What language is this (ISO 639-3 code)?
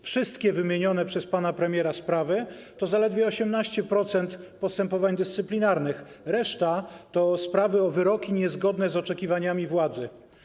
pol